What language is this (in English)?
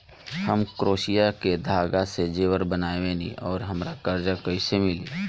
Bhojpuri